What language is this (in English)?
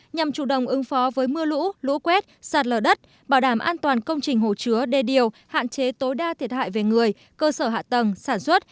Vietnamese